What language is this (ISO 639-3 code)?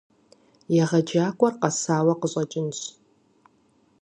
kbd